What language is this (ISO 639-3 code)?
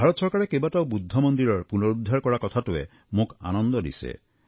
asm